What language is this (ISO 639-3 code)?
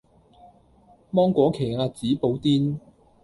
yue